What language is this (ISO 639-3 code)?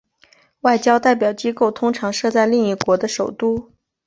zho